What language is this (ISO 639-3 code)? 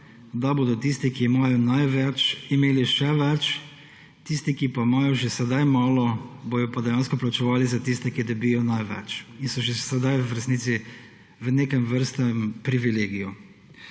slv